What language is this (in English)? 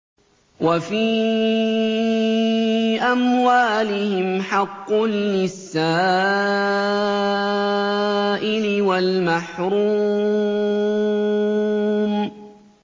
Arabic